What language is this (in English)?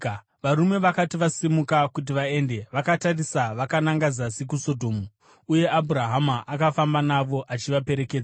Shona